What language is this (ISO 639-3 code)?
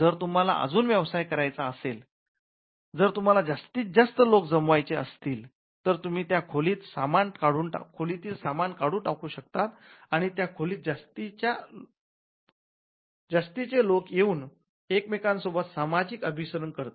mar